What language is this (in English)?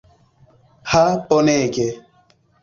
Esperanto